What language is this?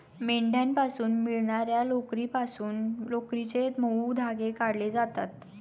Marathi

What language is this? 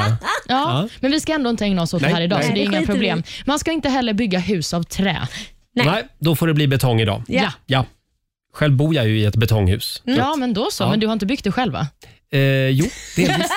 Swedish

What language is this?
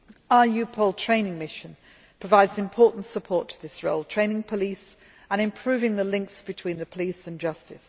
English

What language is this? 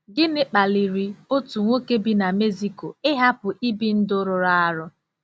Igbo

